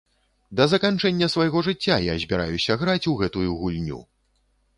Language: Belarusian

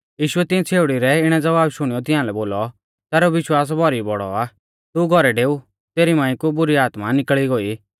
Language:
Mahasu Pahari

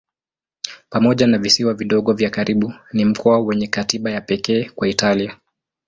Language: Swahili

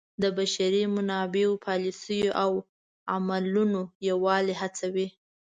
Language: Pashto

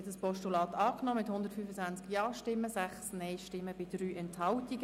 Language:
Swiss German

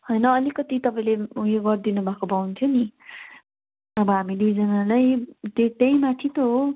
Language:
Nepali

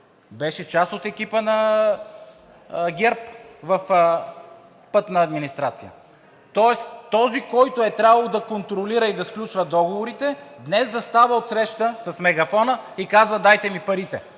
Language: Bulgarian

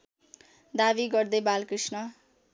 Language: Nepali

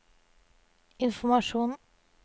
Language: Norwegian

